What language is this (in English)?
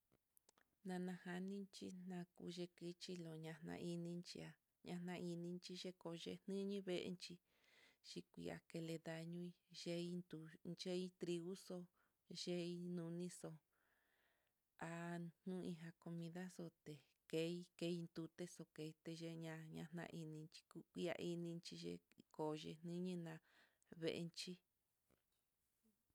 Mitlatongo Mixtec